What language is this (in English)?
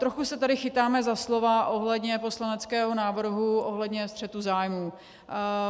Czech